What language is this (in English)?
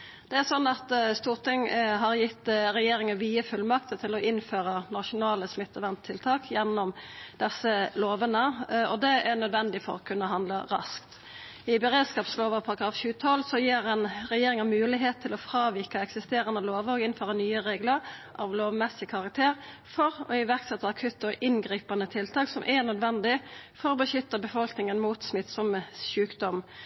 Norwegian Nynorsk